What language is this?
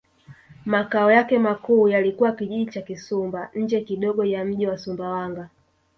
Swahili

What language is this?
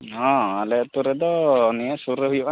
Santali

